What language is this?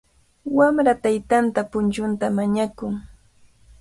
Cajatambo North Lima Quechua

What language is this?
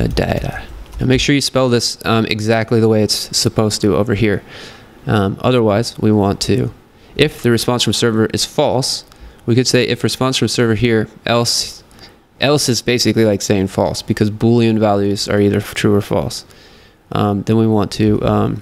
English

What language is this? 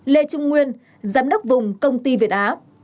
Vietnamese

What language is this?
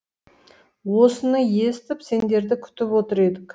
Kazakh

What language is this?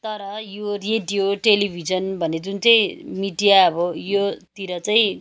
Nepali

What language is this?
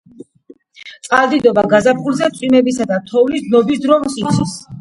Georgian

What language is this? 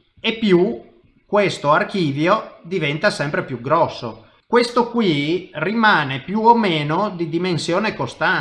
Italian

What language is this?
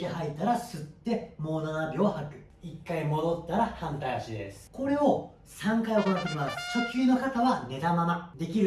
Japanese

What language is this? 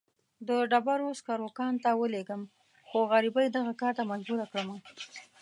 Pashto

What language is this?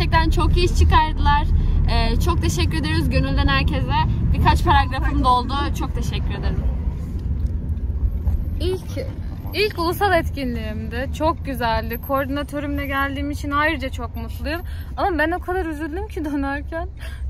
Turkish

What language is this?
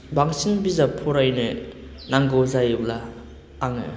Bodo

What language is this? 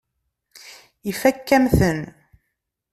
Kabyle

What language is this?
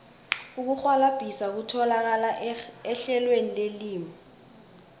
South Ndebele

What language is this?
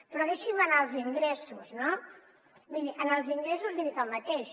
Catalan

